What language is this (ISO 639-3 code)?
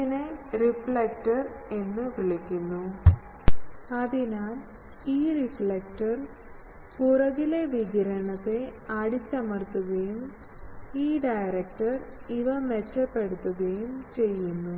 mal